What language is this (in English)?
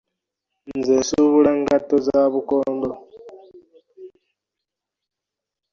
Ganda